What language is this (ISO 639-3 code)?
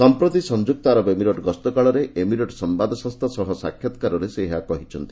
ori